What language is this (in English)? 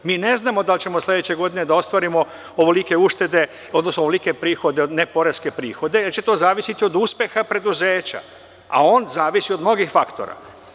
Serbian